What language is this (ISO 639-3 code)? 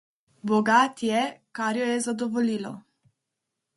slv